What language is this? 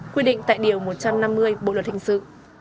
Vietnamese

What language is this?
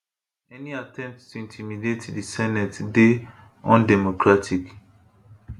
Nigerian Pidgin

